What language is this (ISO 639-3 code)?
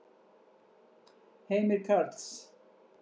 isl